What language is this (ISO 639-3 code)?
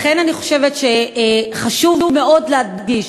heb